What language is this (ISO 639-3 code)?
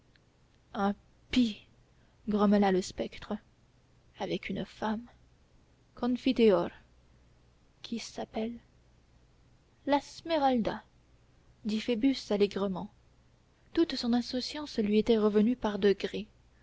fra